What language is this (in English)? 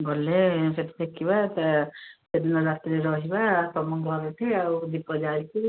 Odia